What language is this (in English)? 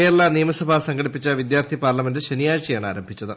Malayalam